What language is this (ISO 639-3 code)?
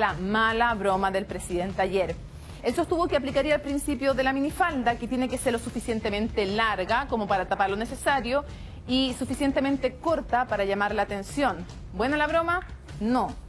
spa